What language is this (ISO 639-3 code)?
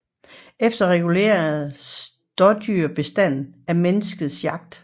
dan